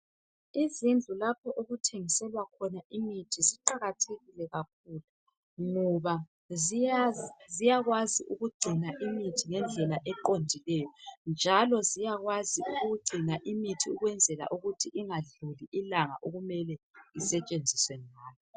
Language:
North Ndebele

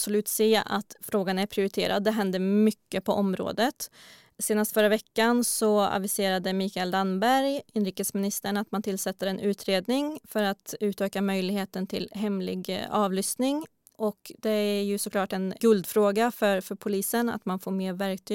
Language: Swedish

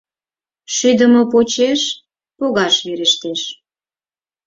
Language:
Mari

